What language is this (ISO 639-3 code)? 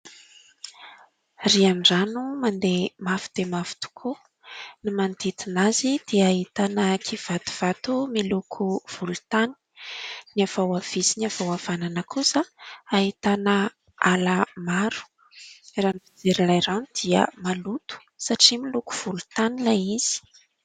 mlg